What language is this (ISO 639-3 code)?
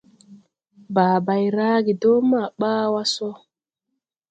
tui